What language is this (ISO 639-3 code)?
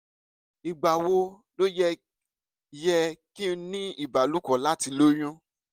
yor